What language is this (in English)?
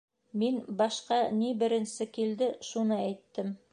Bashkir